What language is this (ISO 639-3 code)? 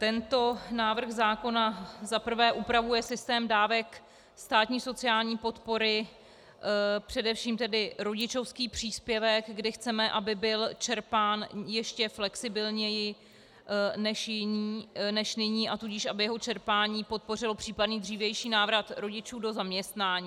ces